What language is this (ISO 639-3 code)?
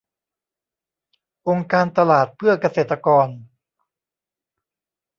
tha